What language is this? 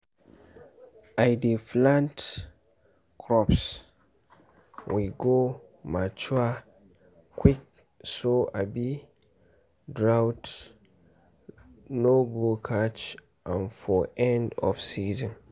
Nigerian Pidgin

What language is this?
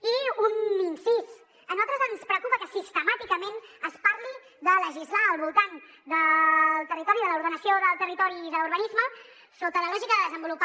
Catalan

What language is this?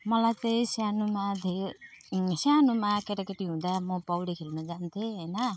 Nepali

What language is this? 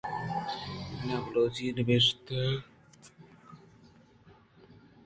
Eastern Balochi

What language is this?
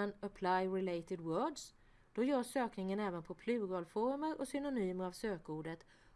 Swedish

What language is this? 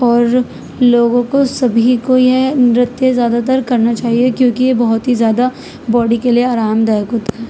Urdu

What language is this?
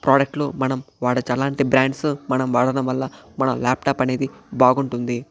Telugu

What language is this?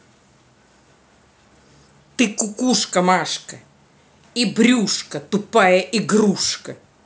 Russian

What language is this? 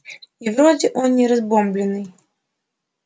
Russian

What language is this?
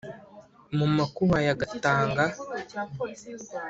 Kinyarwanda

